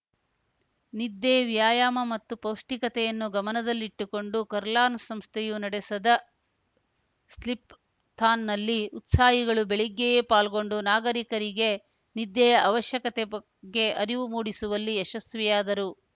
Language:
Kannada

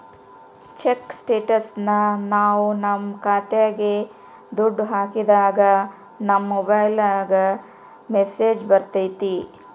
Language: Kannada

